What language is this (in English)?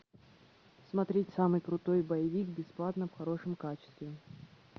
Russian